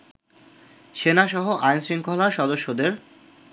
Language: Bangla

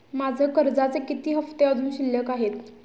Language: Marathi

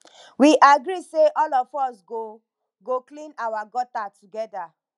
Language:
Nigerian Pidgin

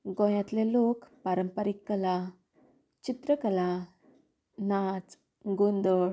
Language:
Konkani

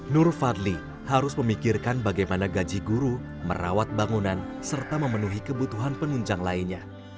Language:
Indonesian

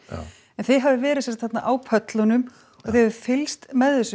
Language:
Icelandic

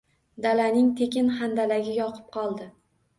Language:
Uzbek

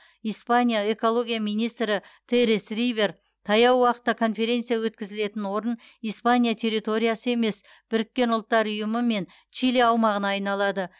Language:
Kazakh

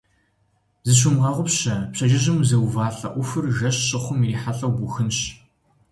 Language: Kabardian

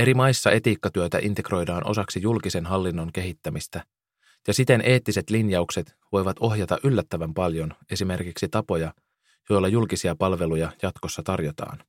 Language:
Finnish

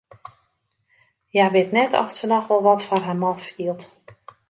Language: Western Frisian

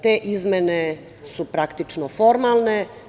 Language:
Serbian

